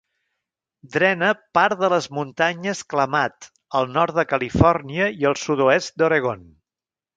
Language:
Catalan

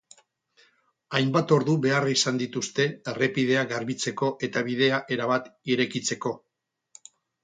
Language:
Basque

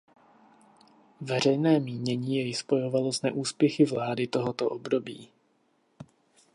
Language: Czech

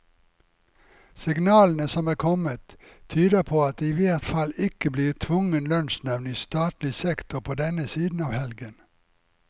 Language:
Norwegian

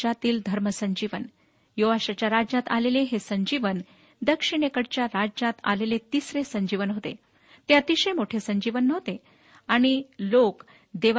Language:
Marathi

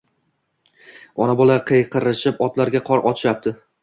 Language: Uzbek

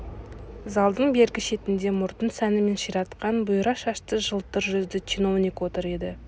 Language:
Kazakh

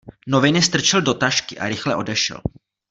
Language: Czech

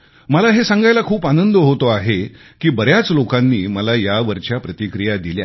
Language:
Marathi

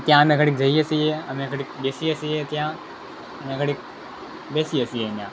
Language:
Gujarati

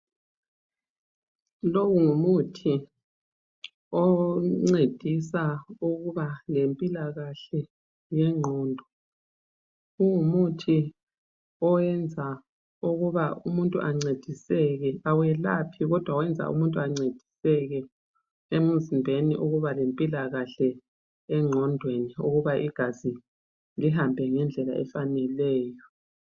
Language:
North Ndebele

